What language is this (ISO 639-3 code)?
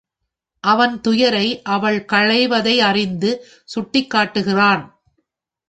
tam